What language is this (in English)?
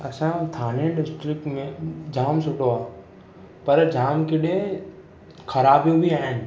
Sindhi